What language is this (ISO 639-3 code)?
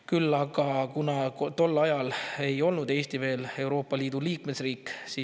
est